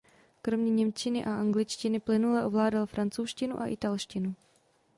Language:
Czech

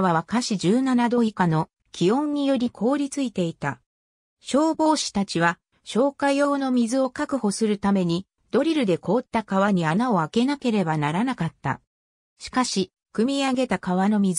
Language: Japanese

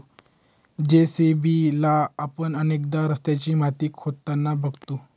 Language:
Marathi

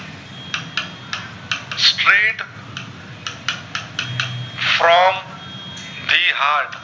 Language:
Gujarati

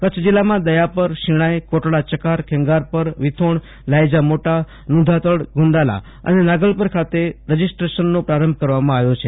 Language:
Gujarati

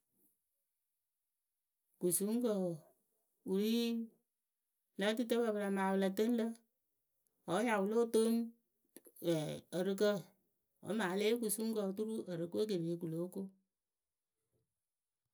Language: Akebu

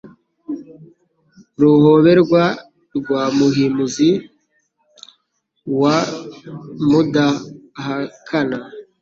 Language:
Kinyarwanda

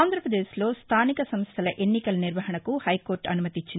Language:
Telugu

